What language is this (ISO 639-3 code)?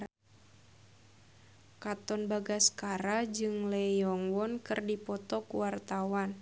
sun